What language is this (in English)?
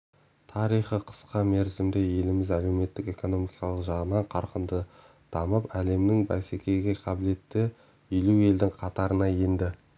Kazakh